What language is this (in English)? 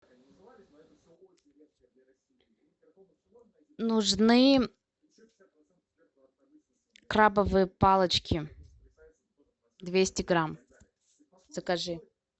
Russian